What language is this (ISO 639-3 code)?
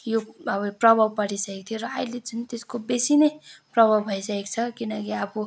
nep